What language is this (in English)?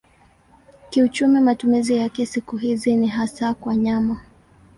Swahili